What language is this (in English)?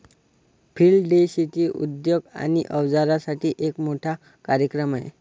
Marathi